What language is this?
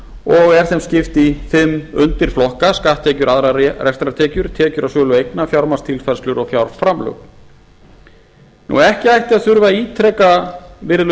Icelandic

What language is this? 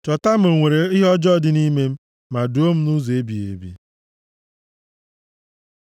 Igbo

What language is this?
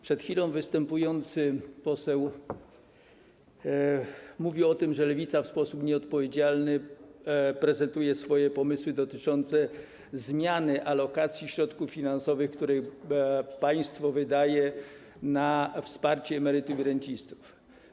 Polish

